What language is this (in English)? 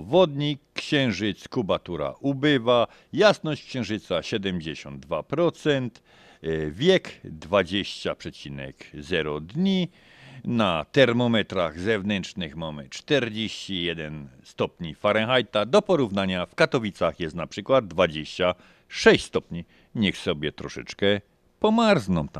Polish